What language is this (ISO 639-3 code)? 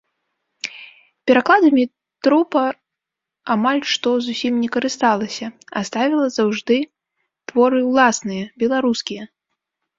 bel